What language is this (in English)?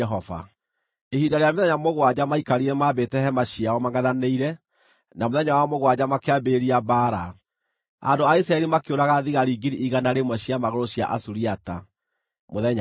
Kikuyu